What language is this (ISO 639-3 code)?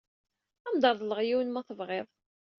kab